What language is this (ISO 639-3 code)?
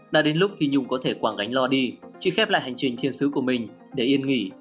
vie